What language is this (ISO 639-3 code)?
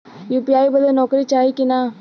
bho